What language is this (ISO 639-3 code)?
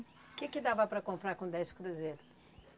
por